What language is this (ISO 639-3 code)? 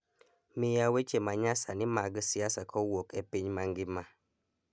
luo